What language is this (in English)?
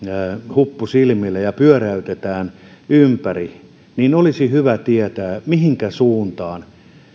Finnish